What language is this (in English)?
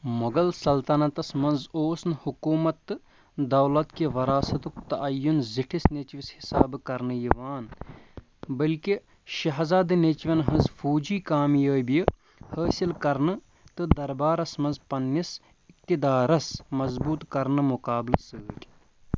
Kashmiri